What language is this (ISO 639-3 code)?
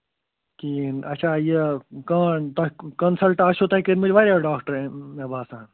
kas